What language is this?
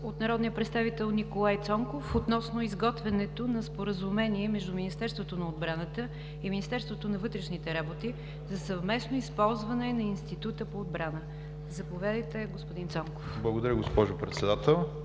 Bulgarian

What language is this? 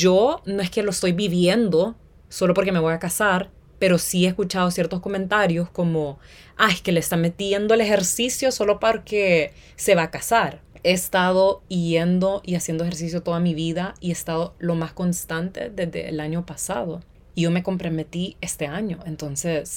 Spanish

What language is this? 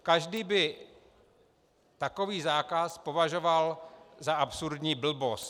Czech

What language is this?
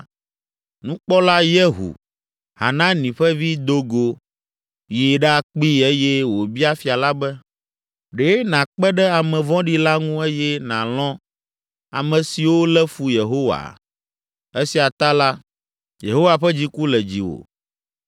Ewe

